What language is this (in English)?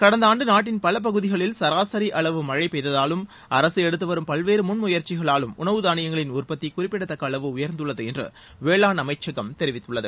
Tamil